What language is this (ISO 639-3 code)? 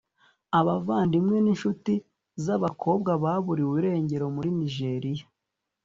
kin